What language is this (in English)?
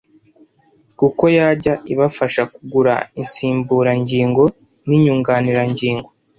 Kinyarwanda